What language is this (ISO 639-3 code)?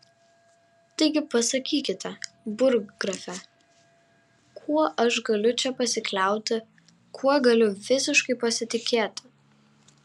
lit